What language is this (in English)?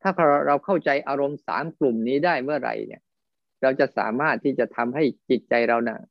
Thai